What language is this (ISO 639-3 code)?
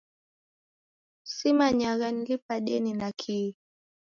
dav